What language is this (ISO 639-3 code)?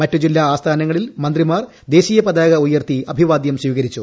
mal